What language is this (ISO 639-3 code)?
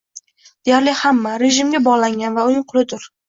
uzb